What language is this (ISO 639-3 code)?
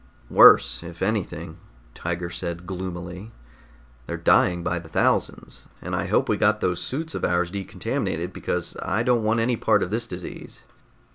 eng